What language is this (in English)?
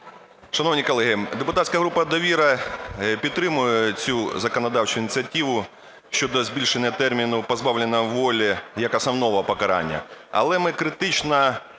Ukrainian